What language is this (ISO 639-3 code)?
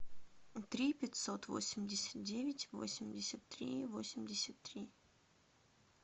rus